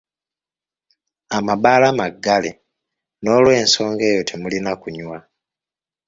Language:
Ganda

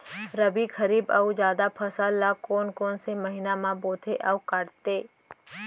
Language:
Chhattisgarhi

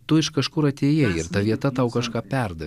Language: Lithuanian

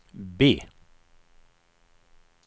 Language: Swedish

